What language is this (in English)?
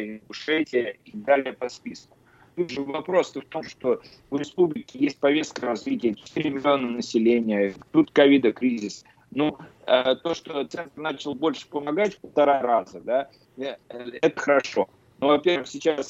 Russian